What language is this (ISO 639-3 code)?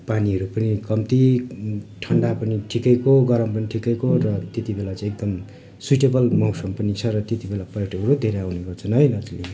nep